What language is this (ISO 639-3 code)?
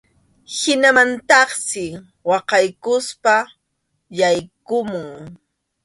qxu